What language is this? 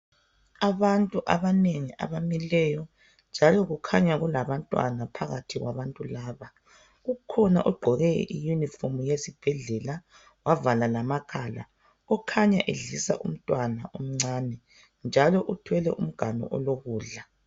North Ndebele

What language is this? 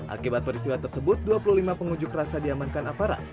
Indonesian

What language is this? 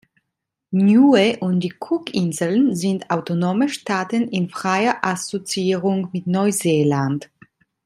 German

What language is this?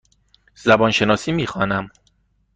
Persian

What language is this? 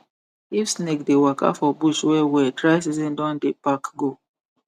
Nigerian Pidgin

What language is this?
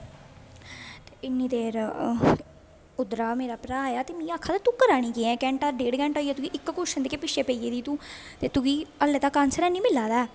Dogri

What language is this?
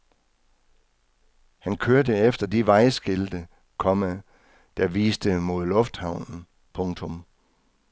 Danish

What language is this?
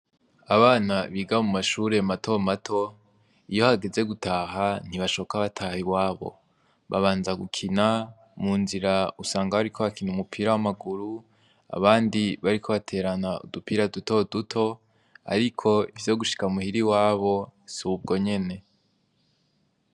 Rundi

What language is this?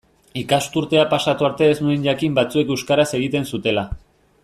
Basque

